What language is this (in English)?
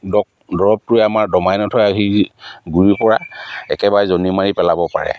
Assamese